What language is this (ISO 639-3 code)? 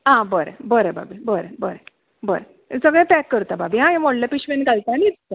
kok